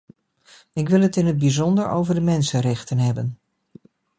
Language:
Dutch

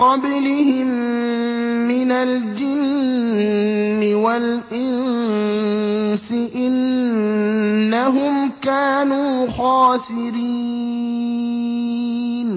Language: Arabic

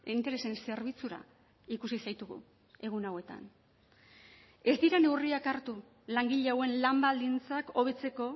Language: Basque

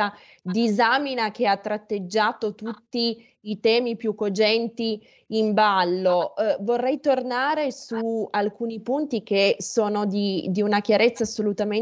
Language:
Italian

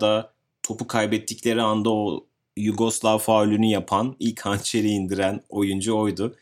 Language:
Turkish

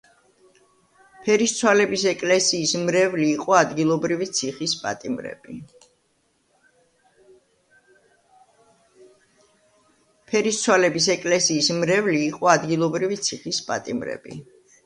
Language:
Georgian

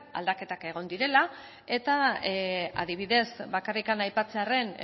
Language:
Basque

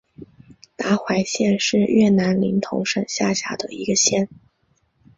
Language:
Chinese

